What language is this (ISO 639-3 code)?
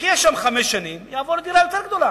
heb